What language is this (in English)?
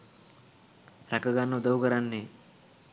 Sinhala